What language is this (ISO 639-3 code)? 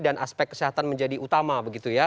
ind